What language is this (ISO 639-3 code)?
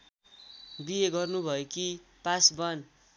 nep